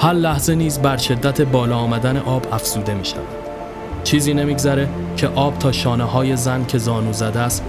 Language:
Persian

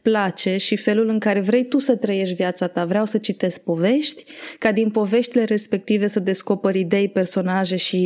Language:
Romanian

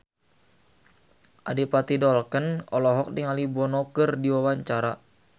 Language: Sundanese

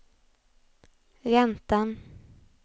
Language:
Swedish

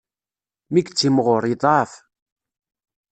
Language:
Kabyle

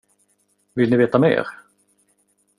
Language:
Swedish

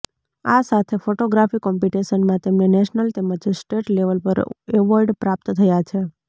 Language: Gujarati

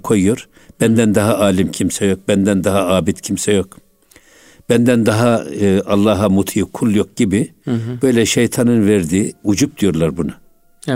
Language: Turkish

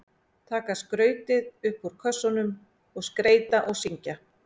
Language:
Icelandic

